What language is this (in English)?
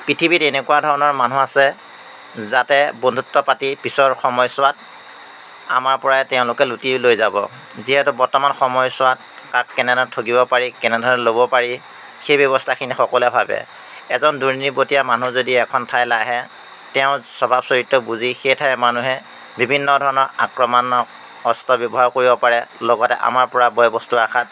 Assamese